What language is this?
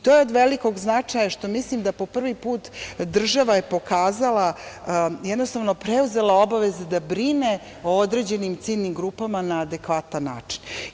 Serbian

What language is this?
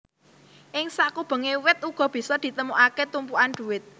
Javanese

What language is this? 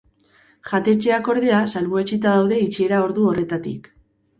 Basque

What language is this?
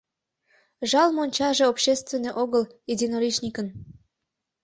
Mari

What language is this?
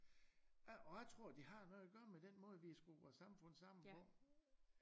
Danish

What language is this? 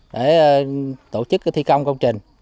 Vietnamese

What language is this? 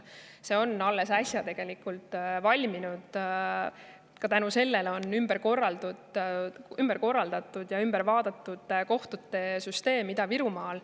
Estonian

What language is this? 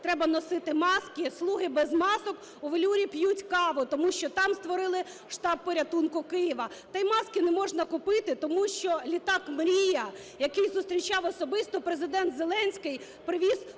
Ukrainian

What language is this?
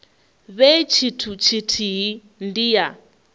Venda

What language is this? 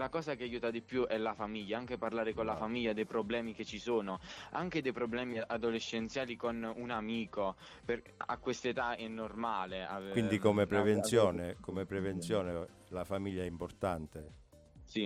Italian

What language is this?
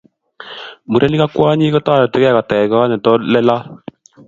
Kalenjin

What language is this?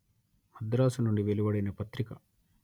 Telugu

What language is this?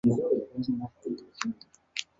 Chinese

